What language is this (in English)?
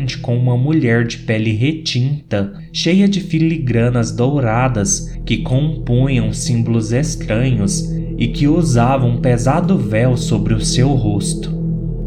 Portuguese